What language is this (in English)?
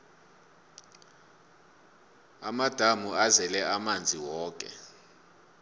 South Ndebele